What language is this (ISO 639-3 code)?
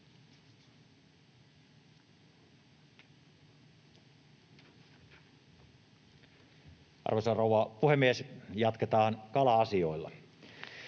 fin